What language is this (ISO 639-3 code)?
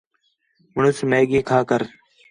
xhe